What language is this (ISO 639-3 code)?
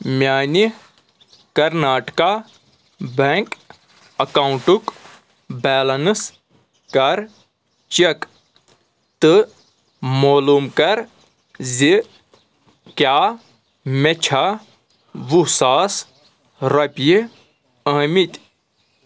kas